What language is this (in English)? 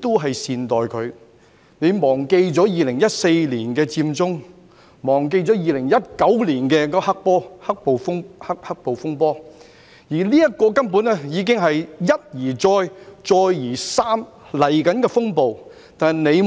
Cantonese